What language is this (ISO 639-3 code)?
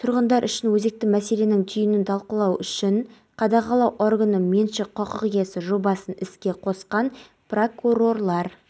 kaz